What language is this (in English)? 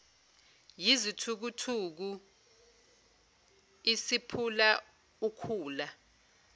Zulu